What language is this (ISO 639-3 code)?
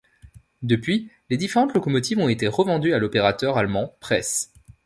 fra